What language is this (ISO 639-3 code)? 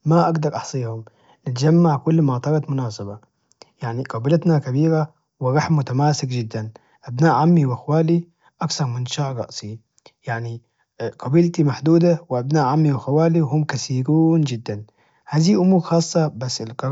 ars